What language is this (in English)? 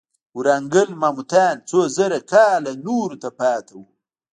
Pashto